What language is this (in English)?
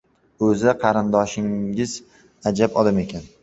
Uzbek